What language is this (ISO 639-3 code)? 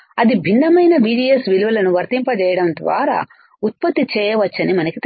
tel